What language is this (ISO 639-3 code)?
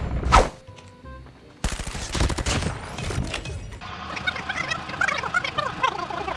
ind